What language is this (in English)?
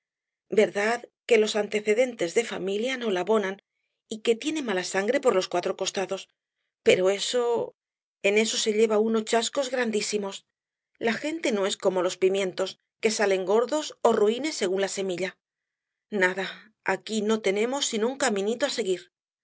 Spanish